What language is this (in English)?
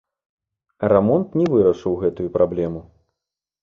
Belarusian